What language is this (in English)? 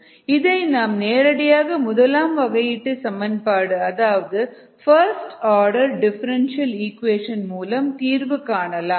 Tamil